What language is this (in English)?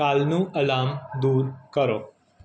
Gujarati